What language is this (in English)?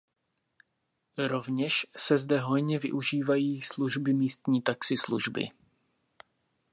Czech